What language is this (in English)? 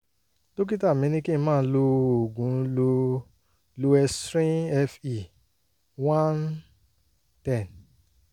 Yoruba